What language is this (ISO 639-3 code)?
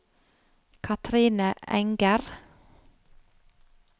nor